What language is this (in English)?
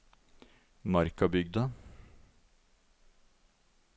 Norwegian